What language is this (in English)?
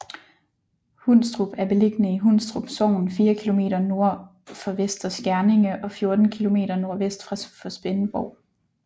Danish